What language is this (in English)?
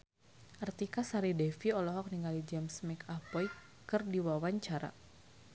Sundanese